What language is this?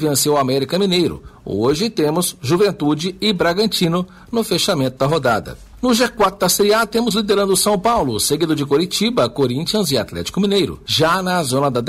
Portuguese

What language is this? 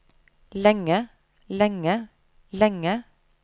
Norwegian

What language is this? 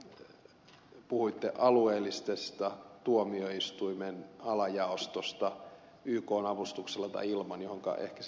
Finnish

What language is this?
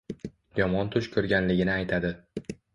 Uzbek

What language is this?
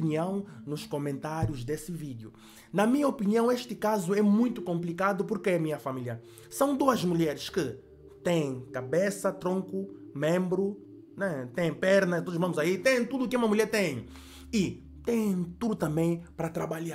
Portuguese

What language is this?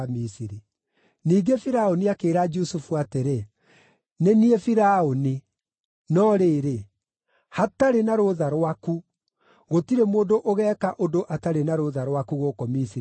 Kikuyu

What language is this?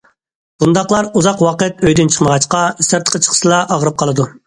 Uyghur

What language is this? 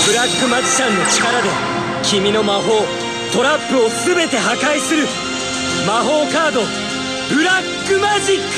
Japanese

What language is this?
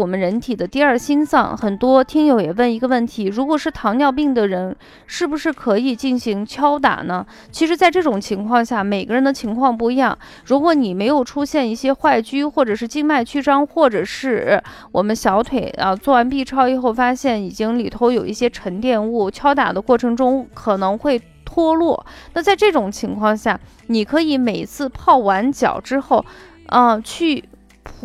Chinese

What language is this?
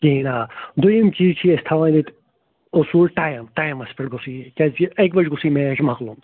Kashmiri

